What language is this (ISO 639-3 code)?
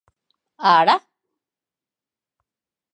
eus